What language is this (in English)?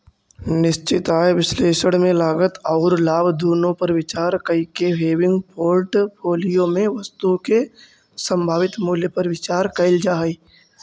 Magahi